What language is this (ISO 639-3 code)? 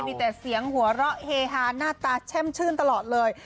tha